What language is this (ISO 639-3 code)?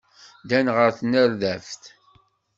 kab